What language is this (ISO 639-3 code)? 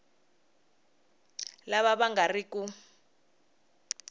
tso